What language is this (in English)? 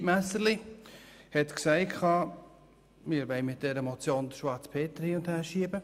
Swiss German